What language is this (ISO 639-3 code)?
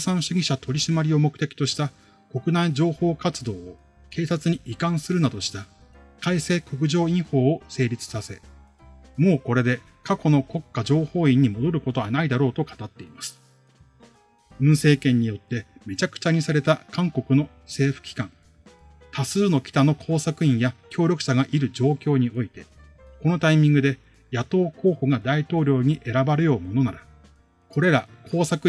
jpn